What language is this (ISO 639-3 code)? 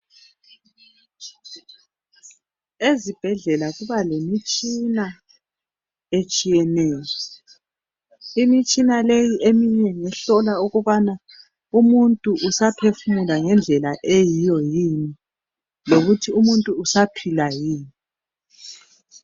nde